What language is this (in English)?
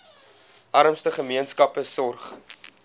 Afrikaans